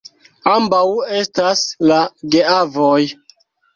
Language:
Esperanto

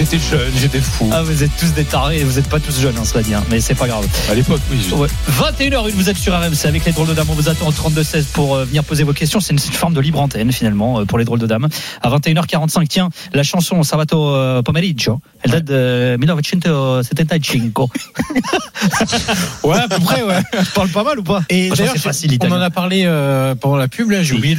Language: French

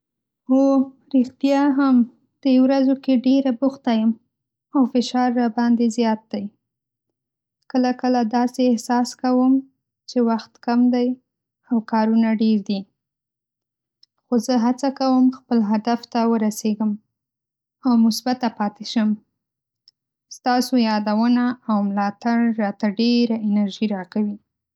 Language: Pashto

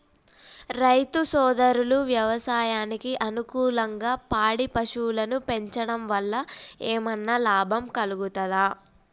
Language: Telugu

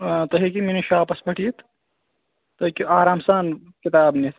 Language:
Kashmiri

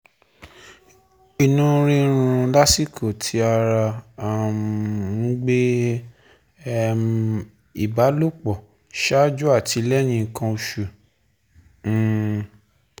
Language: Yoruba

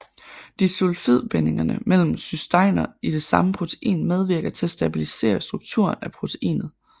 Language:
Danish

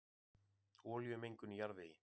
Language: Icelandic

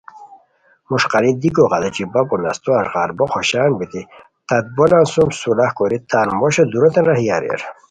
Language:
Khowar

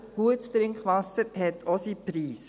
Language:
Swiss German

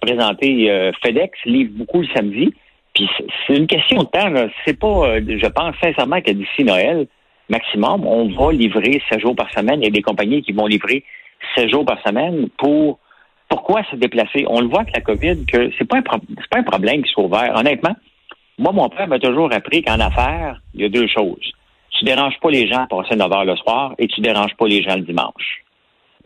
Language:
French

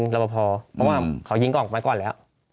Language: Thai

